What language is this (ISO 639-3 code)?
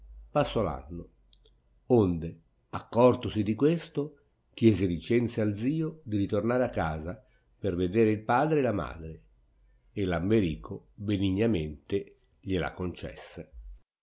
ita